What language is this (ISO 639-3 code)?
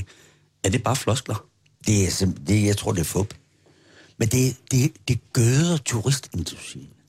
dan